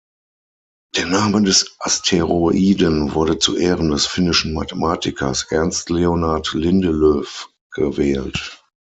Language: German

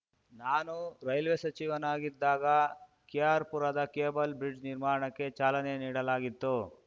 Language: Kannada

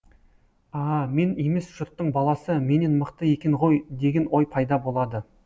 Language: Kazakh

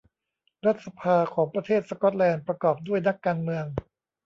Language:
Thai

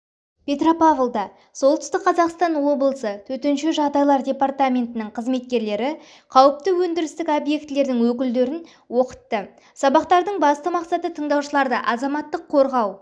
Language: Kazakh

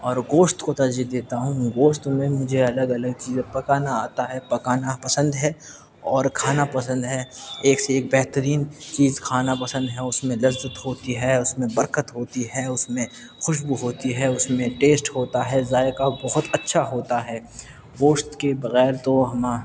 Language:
Urdu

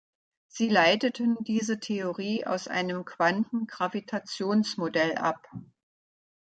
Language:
German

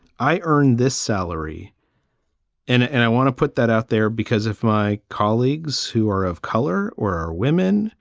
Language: English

